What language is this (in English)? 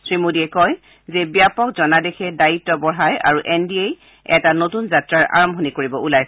Assamese